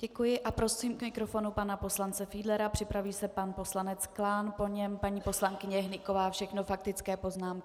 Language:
Czech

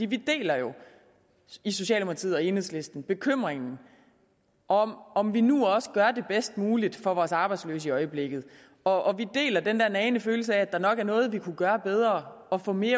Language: Danish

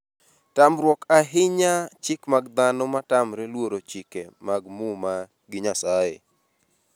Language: Luo (Kenya and Tanzania)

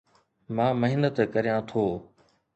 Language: Sindhi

